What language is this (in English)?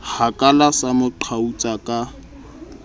Southern Sotho